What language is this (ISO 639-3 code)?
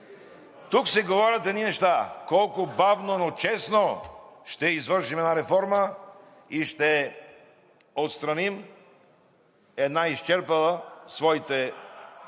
bul